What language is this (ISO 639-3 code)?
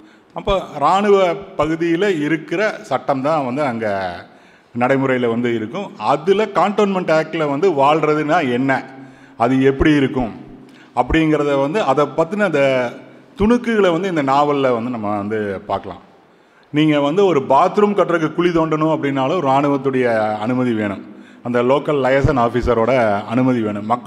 tam